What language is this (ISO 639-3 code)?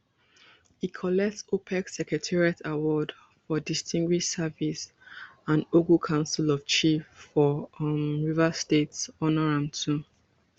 pcm